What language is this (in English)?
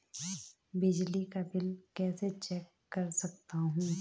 Hindi